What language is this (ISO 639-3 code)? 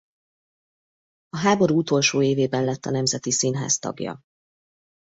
hun